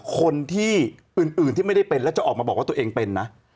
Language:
Thai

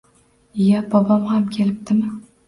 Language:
Uzbek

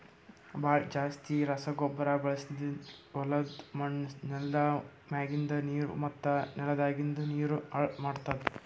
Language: Kannada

